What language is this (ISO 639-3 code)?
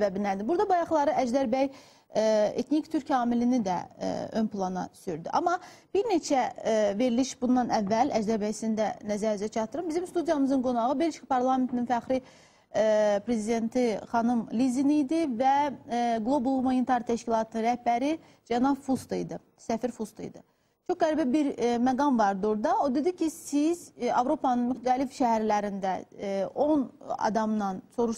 tur